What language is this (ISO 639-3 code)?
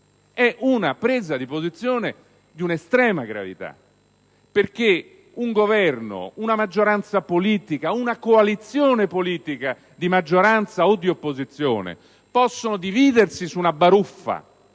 ita